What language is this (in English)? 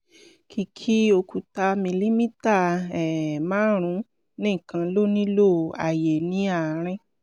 Yoruba